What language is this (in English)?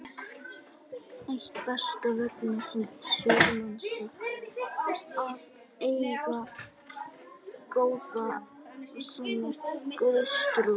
Icelandic